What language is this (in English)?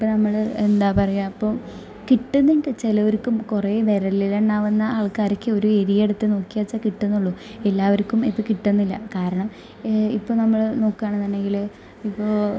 Malayalam